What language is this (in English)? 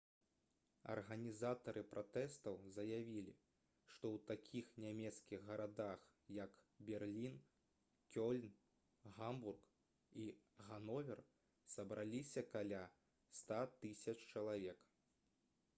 Belarusian